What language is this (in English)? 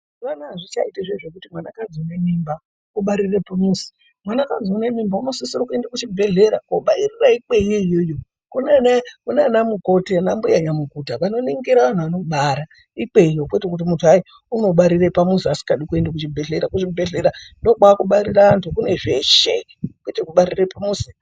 Ndau